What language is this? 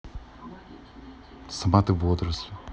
Russian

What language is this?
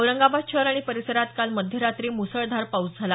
Marathi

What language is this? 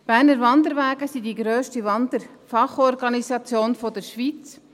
Swiss German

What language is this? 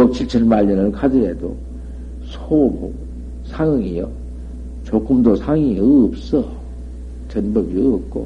Korean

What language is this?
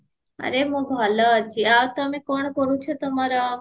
Odia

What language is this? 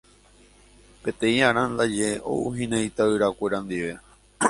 Guarani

